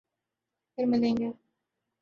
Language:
Urdu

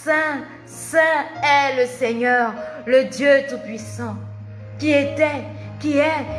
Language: French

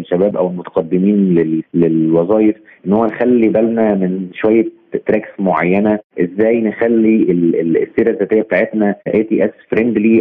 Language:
Arabic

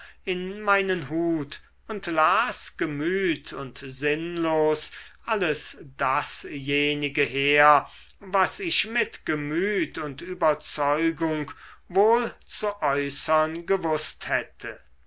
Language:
German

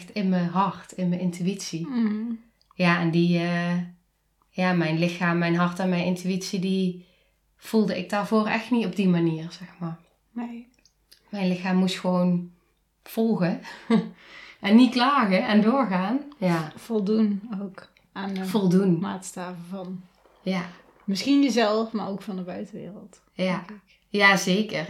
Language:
Dutch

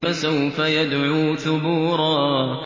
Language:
Arabic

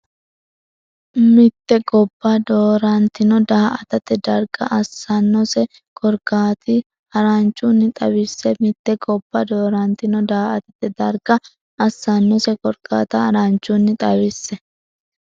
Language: Sidamo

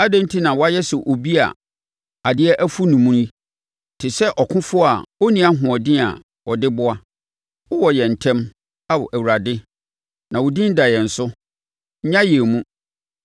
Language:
Akan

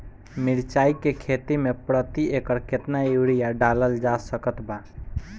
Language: Bhojpuri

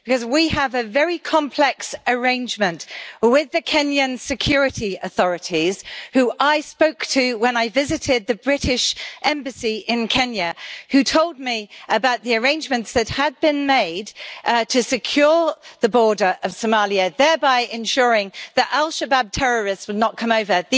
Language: English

